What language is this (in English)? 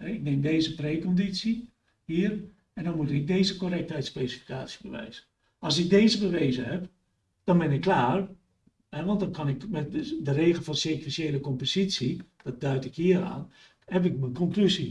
Dutch